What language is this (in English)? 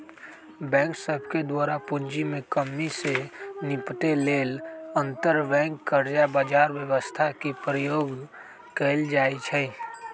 Magahi